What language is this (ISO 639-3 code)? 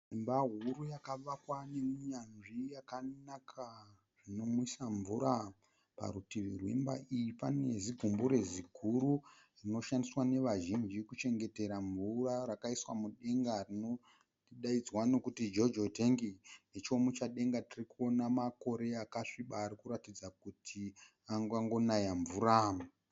sna